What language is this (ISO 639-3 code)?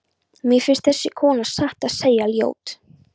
isl